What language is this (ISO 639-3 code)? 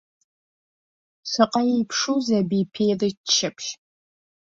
abk